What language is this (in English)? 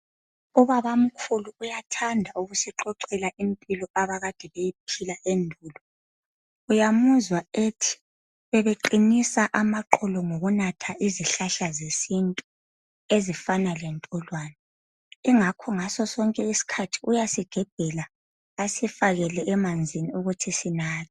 North Ndebele